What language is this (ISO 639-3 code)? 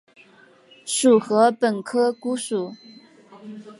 zho